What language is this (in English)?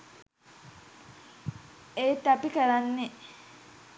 Sinhala